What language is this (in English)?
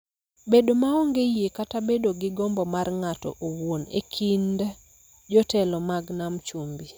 Luo (Kenya and Tanzania)